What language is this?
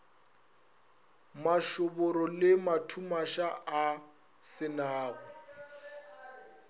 Northern Sotho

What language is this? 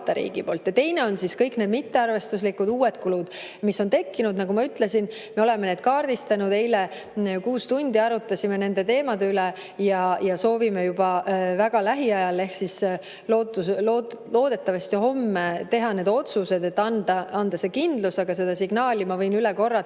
Estonian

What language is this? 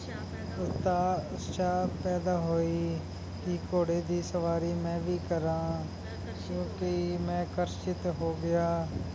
Punjabi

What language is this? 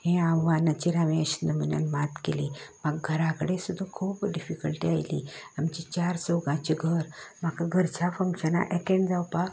Konkani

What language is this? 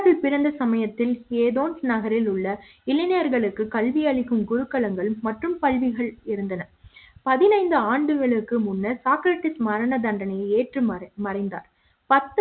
Tamil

